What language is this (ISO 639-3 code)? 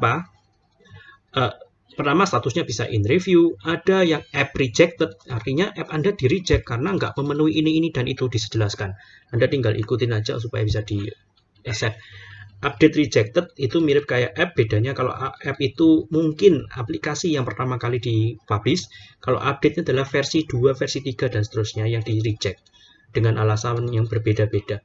ind